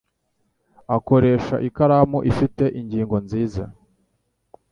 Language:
Kinyarwanda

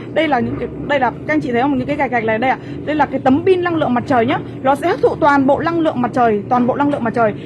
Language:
Vietnamese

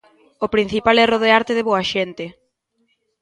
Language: Galician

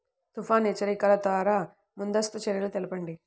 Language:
Telugu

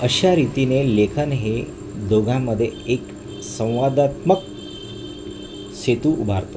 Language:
Marathi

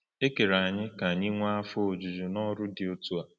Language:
Igbo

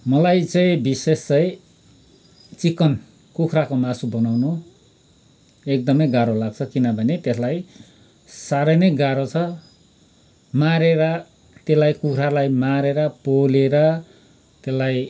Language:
Nepali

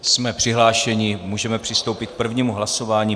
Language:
Czech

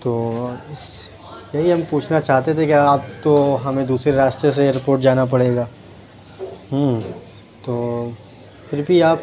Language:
Urdu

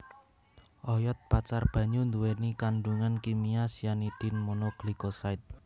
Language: Javanese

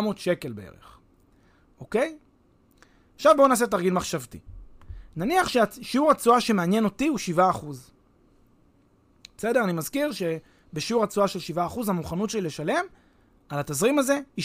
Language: Hebrew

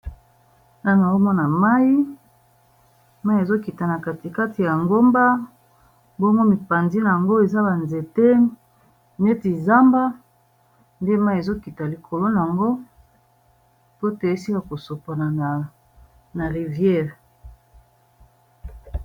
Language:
Lingala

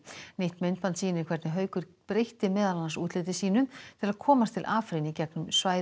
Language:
Icelandic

